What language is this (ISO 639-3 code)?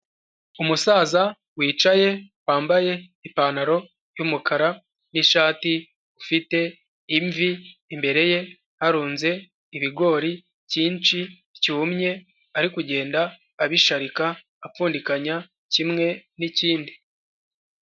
kin